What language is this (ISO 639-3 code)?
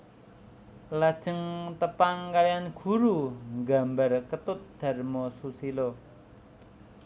jav